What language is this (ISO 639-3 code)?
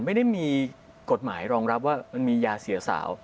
tha